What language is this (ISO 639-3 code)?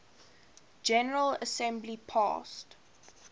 eng